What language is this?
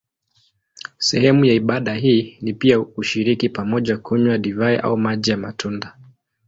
Swahili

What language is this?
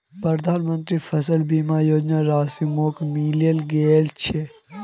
Magahi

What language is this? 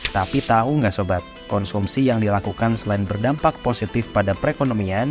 Indonesian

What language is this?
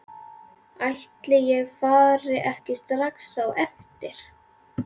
Icelandic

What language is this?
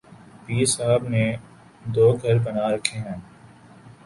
Urdu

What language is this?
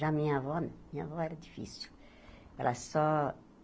Portuguese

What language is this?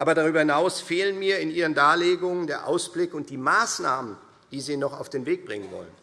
German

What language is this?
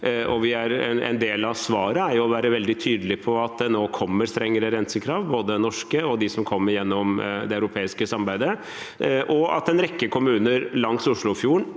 Norwegian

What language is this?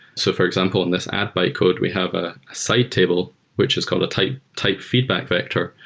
English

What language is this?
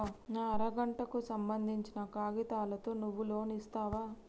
Telugu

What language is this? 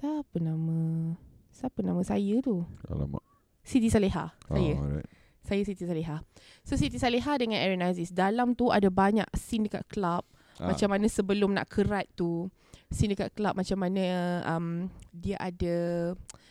Malay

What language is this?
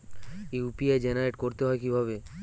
Bangla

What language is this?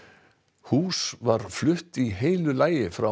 Icelandic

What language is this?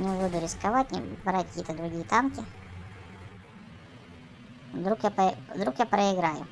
Russian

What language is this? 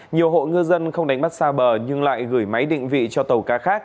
Vietnamese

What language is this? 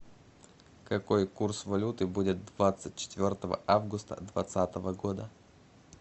Russian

